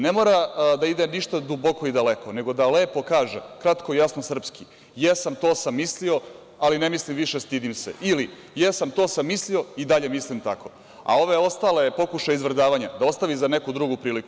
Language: Serbian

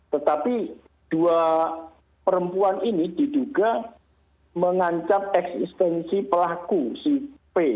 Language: Indonesian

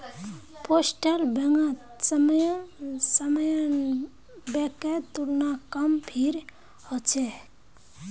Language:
Magahi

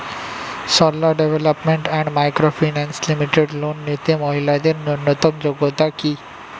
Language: Bangla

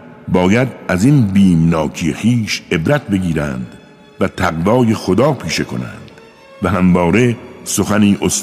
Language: Persian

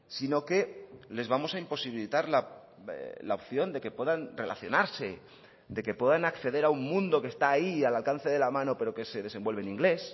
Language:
Spanish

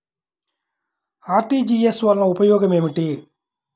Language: Telugu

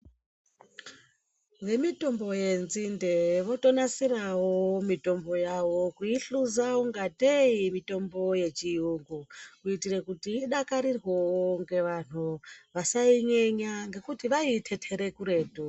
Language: Ndau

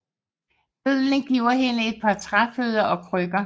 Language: Danish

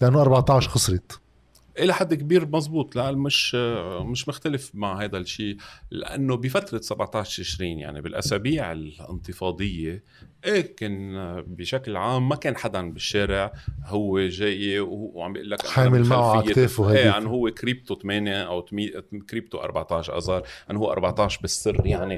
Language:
Arabic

